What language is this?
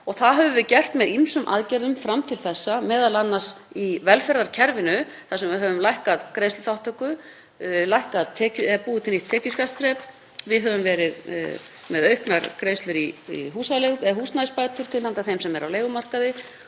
Icelandic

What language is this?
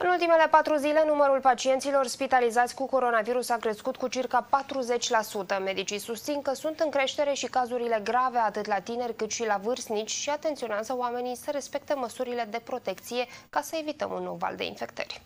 Romanian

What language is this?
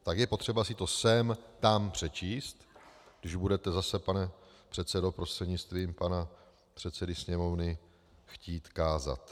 Czech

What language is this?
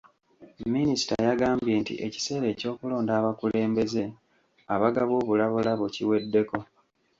Ganda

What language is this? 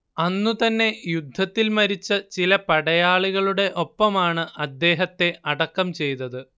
Malayalam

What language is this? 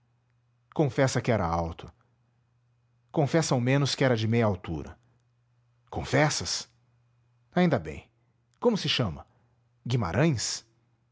Portuguese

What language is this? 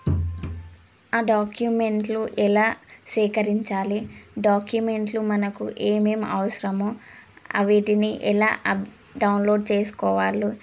Telugu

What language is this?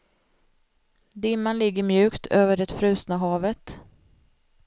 Swedish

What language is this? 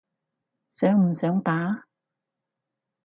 Cantonese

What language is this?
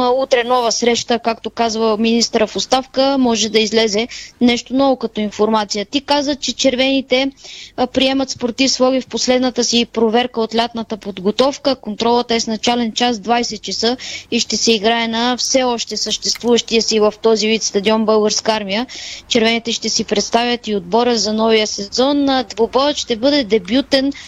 Bulgarian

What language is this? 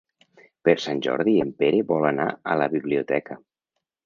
Catalan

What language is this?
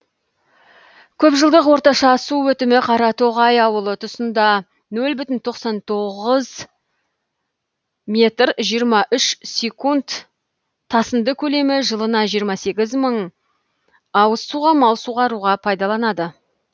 Kazakh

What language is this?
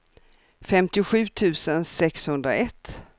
Swedish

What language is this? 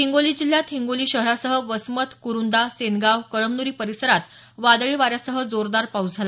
Marathi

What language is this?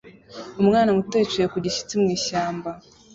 Kinyarwanda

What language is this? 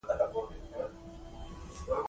Pashto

